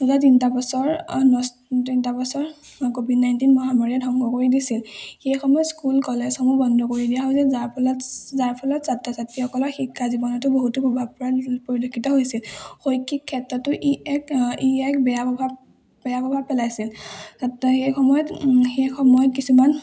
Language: Assamese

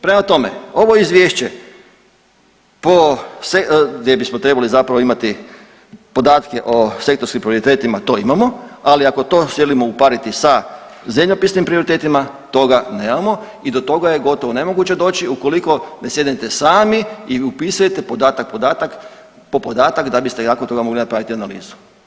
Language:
Croatian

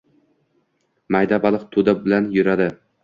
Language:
Uzbek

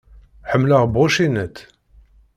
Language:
Kabyle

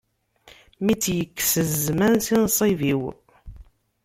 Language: Kabyle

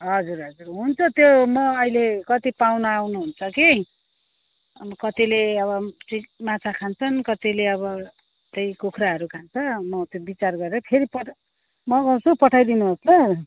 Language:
Nepali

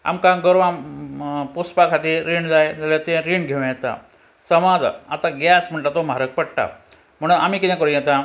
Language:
Konkani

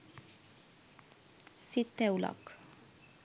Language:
Sinhala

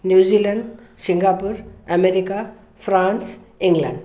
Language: Sindhi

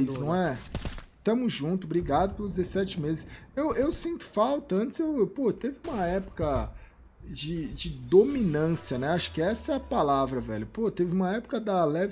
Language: Portuguese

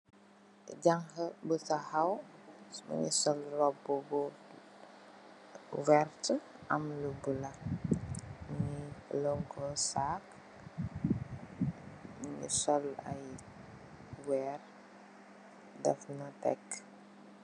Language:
Wolof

